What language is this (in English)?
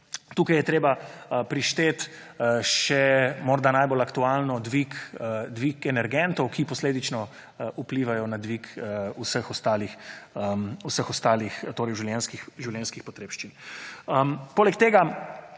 Slovenian